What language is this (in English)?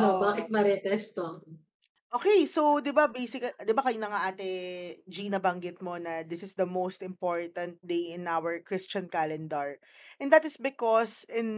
Filipino